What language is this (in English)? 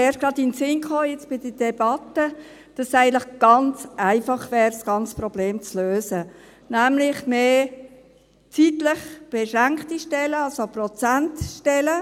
Swiss German